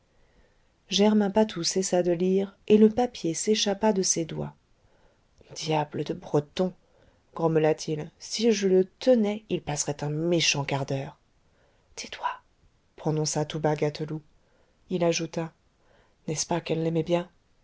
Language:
French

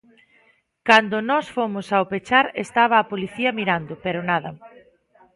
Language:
Galician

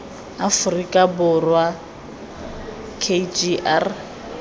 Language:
Tswana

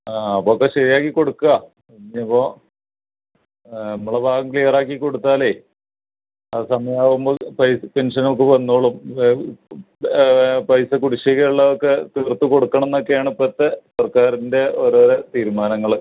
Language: Malayalam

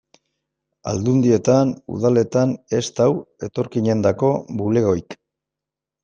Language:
Basque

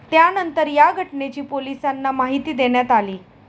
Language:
Marathi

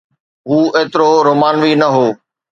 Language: Sindhi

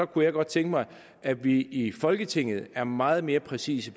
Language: Danish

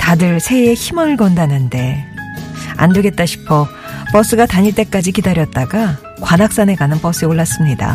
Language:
Korean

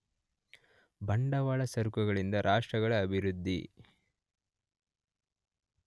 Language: Kannada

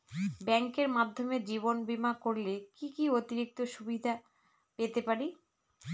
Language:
Bangla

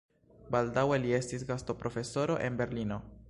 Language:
Esperanto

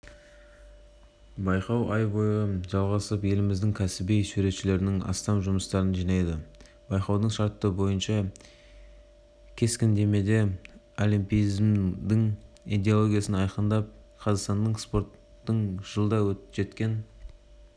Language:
Kazakh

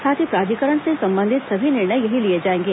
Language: Hindi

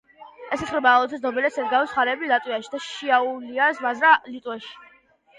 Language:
Georgian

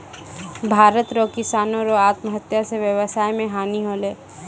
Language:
Maithili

